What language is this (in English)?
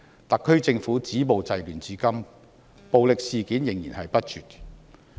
Cantonese